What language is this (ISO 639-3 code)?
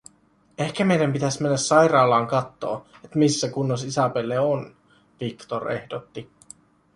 fin